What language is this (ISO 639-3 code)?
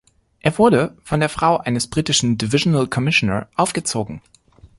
deu